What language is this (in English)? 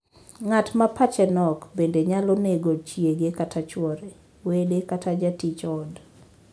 Luo (Kenya and Tanzania)